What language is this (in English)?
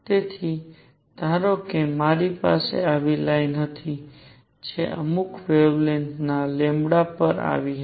Gujarati